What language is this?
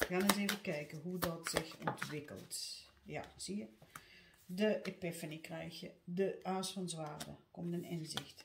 Dutch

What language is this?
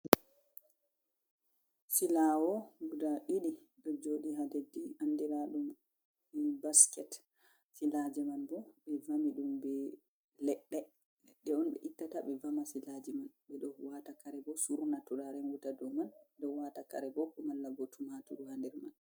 Fula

